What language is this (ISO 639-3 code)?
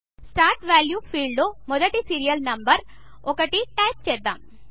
tel